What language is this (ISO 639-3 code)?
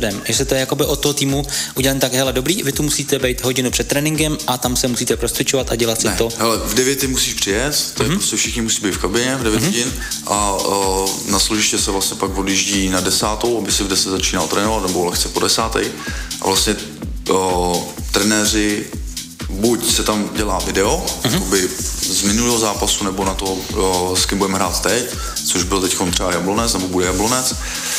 ces